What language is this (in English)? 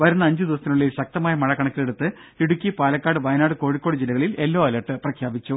Malayalam